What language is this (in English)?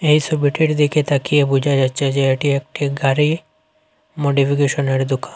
Bangla